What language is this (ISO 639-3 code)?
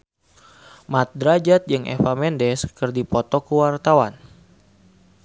sun